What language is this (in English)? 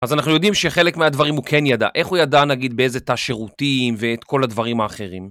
Hebrew